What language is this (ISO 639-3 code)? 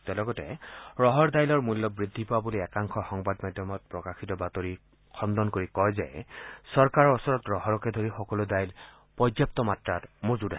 asm